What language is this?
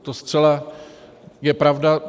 Czech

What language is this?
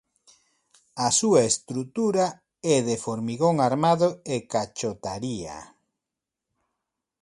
Galician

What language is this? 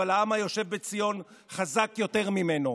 Hebrew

